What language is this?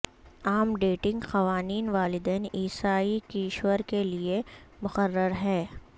Urdu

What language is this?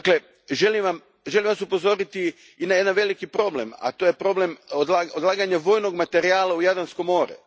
Croatian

